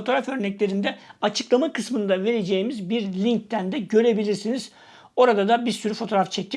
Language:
Turkish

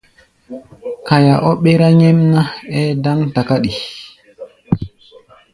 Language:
Gbaya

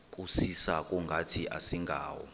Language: Xhosa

